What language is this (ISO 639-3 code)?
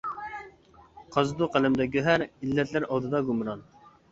uig